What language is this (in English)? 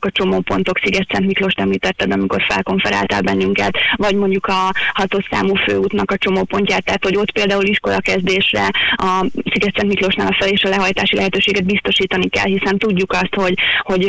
Hungarian